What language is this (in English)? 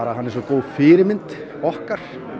Icelandic